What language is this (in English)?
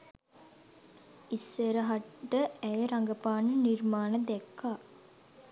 Sinhala